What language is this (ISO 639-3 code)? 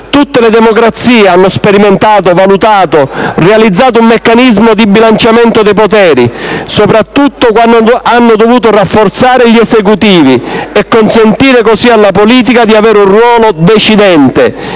ita